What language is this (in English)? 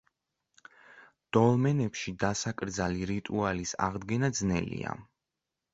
Georgian